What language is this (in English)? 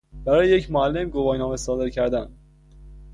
Persian